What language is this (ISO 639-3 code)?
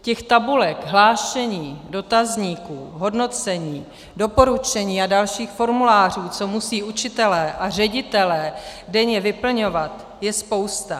ces